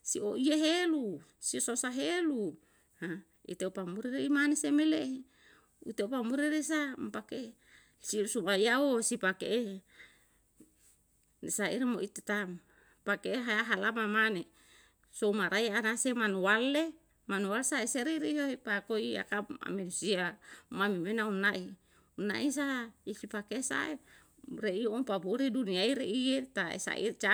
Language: Yalahatan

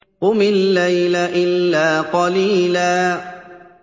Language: Arabic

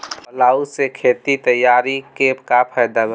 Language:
Bhojpuri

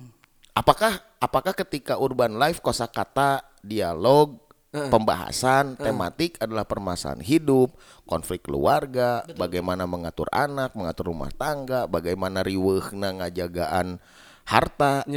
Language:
Indonesian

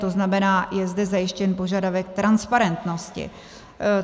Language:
Czech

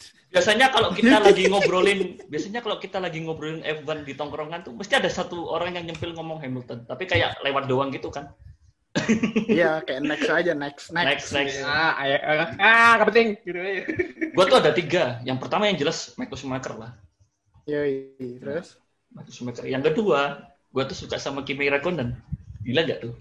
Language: Indonesian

